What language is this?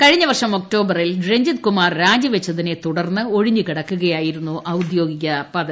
Malayalam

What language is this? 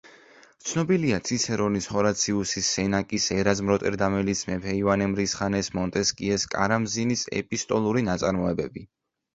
Georgian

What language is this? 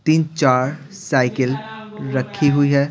Hindi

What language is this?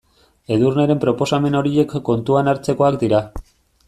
Basque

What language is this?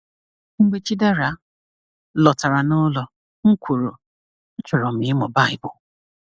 Igbo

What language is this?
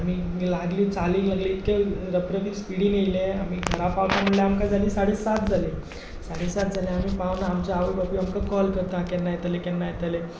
Konkani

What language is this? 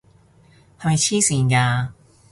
Cantonese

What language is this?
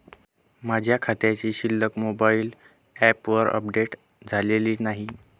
Marathi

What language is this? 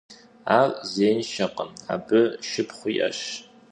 Kabardian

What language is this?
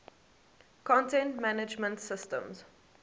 English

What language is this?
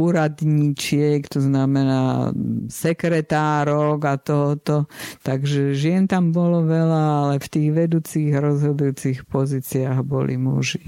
Slovak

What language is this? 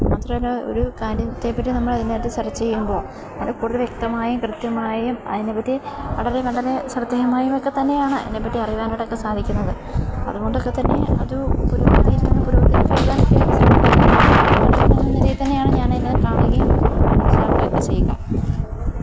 Malayalam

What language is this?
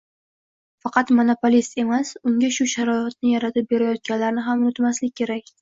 Uzbek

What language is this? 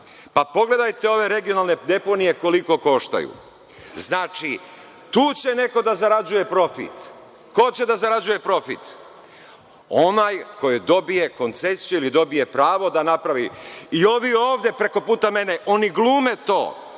Serbian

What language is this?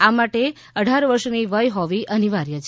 Gujarati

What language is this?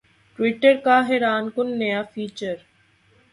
Urdu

